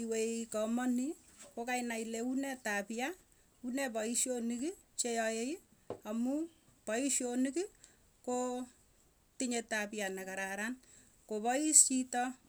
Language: Tugen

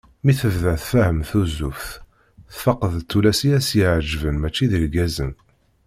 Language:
Kabyle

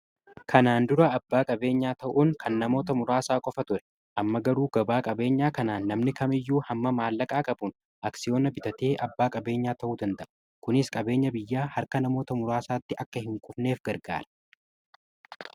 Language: Oromo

